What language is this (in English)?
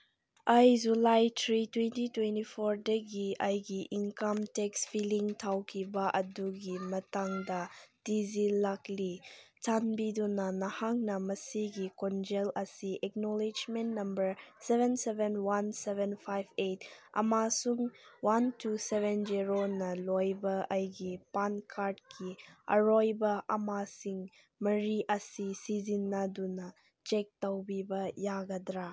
Manipuri